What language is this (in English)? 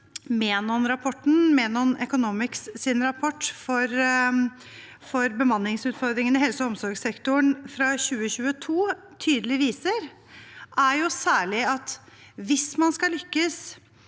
Norwegian